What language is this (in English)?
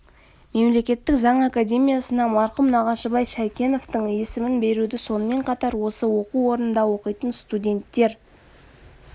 Kazakh